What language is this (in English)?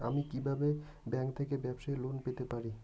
Bangla